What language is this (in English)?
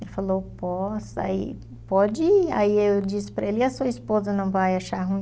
Portuguese